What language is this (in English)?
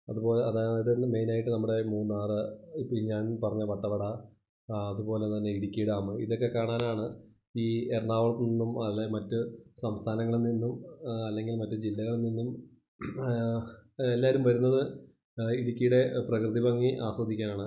Malayalam